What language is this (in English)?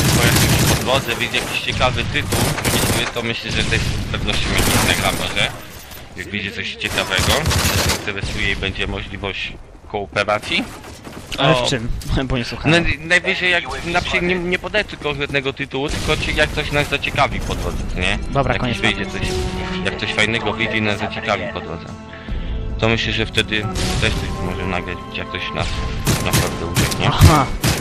Polish